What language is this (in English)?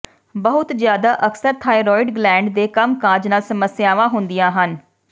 Punjabi